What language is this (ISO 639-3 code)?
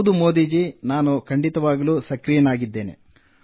kan